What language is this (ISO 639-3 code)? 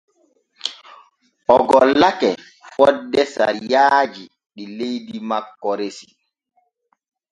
fue